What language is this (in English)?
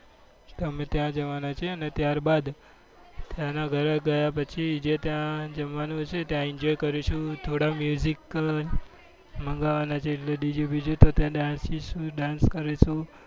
Gujarati